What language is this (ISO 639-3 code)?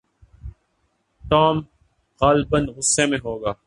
urd